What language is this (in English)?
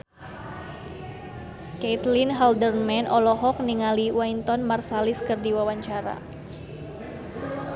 Sundanese